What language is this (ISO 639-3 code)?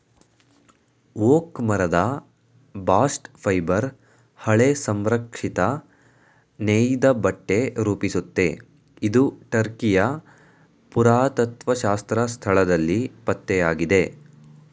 kan